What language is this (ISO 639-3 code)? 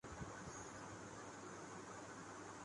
urd